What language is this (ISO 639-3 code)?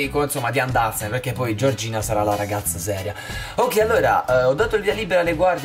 ita